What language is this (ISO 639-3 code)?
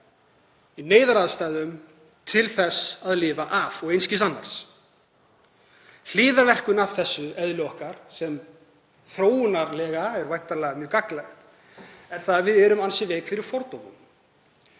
isl